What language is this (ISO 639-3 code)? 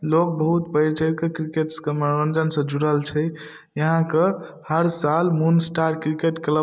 mai